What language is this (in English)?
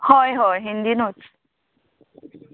Konkani